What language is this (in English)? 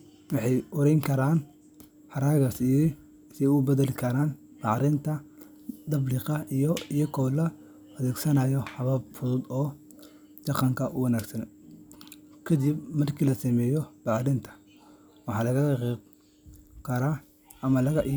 Somali